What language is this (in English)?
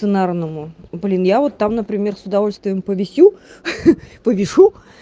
Russian